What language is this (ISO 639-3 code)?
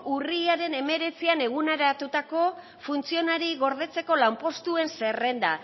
eus